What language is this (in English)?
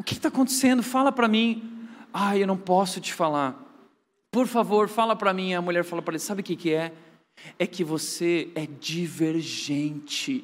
Portuguese